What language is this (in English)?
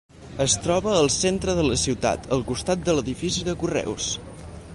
Catalan